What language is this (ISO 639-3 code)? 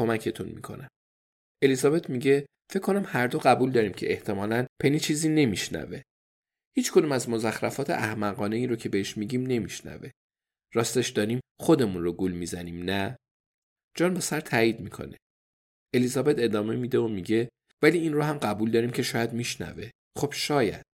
fas